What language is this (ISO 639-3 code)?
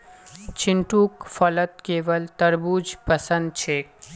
mag